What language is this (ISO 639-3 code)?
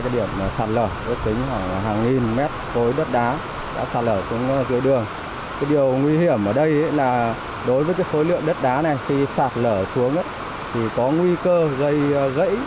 vie